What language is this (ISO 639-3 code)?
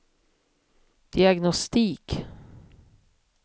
swe